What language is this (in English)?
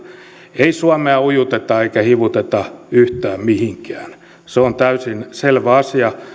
Finnish